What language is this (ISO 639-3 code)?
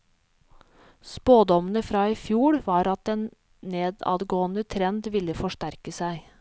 nor